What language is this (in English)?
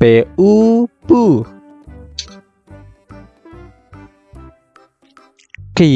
Indonesian